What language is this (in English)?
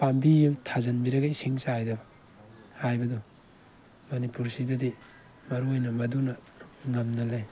Manipuri